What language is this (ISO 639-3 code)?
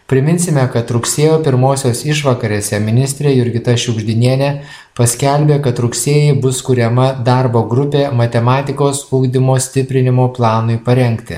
lit